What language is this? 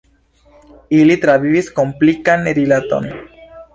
Esperanto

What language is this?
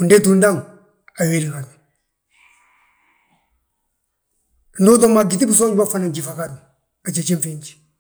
Balanta-Ganja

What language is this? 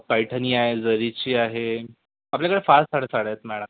Marathi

